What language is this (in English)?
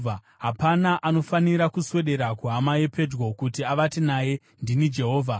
Shona